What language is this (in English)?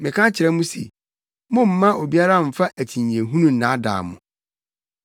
Akan